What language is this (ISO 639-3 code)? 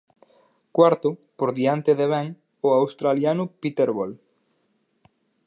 glg